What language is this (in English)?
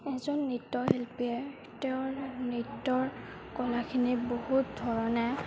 Assamese